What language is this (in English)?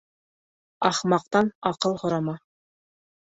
Bashkir